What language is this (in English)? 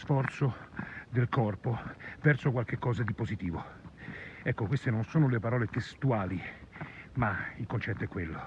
Italian